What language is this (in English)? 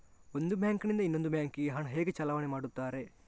Kannada